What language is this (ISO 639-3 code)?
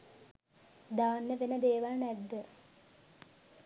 sin